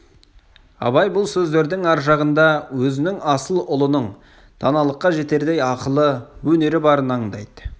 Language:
Kazakh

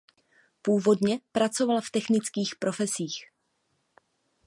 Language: Czech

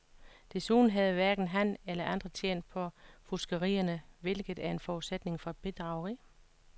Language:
Danish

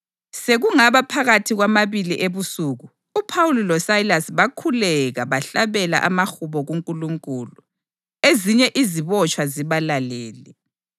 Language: North Ndebele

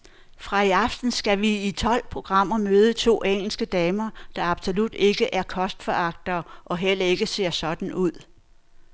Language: Danish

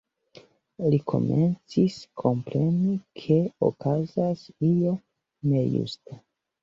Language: Esperanto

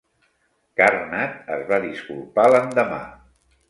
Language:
Catalan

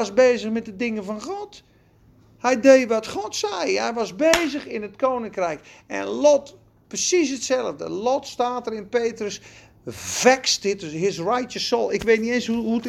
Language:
Dutch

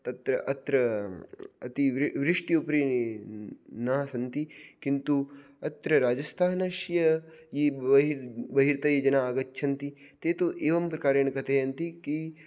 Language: Sanskrit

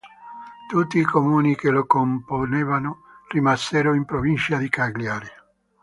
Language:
Italian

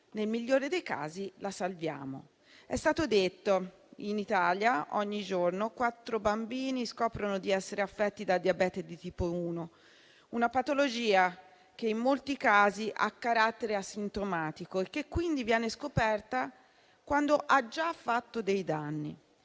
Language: Italian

